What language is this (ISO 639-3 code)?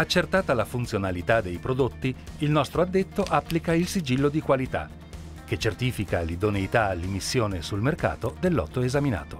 ita